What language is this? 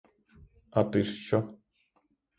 Ukrainian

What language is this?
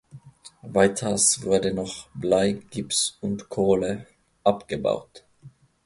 German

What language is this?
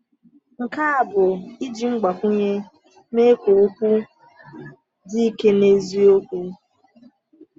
Igbo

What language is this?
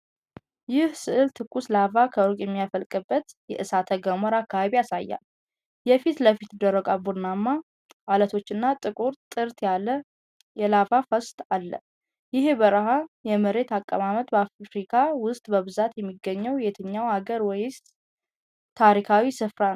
Amharic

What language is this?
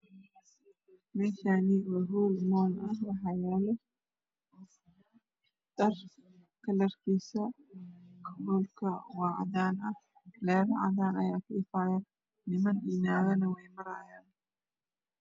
Somali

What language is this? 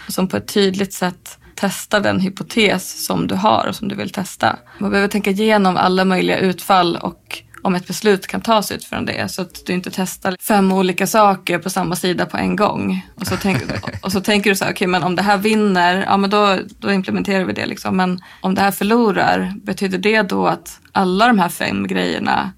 Swedish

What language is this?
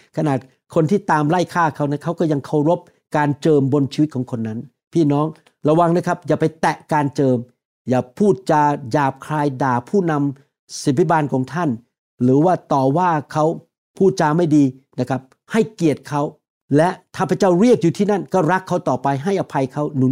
Thai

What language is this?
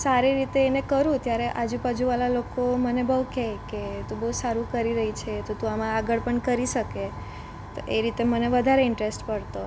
Gujarati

